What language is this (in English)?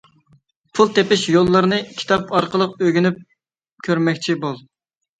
Uyghur